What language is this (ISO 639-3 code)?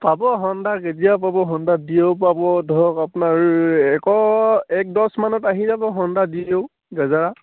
asm